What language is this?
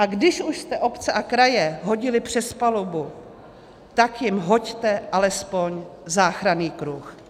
Czech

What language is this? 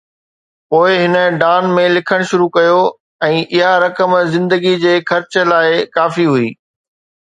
Sindhi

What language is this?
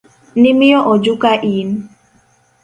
Luo (Kenya and Tanzania)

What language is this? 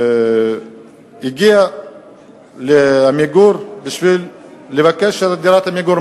Hebrew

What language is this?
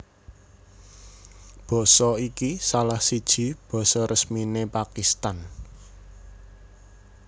Javanese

